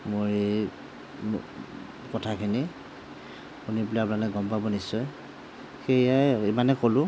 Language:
Assamese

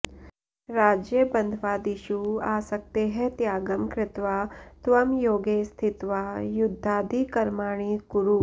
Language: Sanskrit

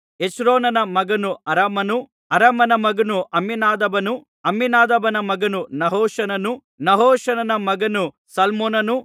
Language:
Kannada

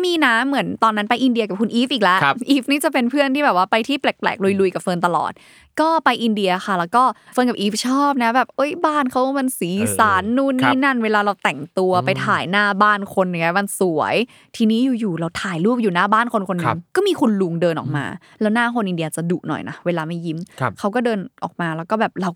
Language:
Thai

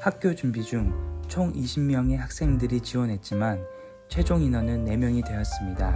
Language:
Korean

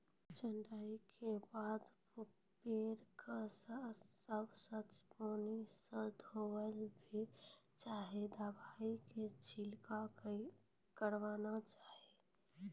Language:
Maithili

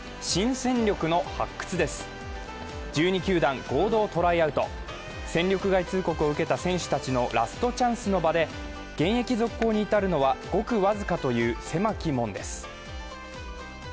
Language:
Japanese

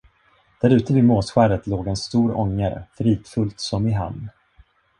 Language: Swedish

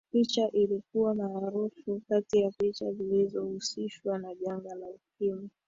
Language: Swahili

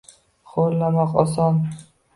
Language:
Uzbek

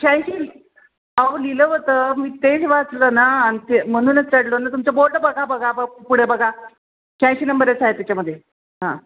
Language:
Marathi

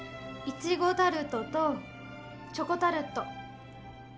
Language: Japanese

